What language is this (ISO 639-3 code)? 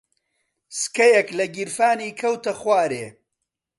ckb